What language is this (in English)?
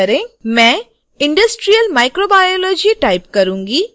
Hindi